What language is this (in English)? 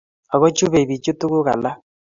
Kalenjin